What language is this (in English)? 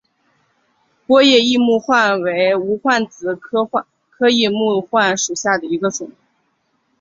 Chinese